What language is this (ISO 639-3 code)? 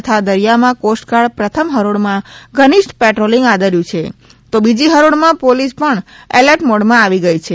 guj